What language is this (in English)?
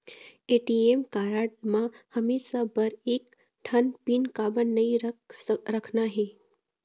Chhattisgarhi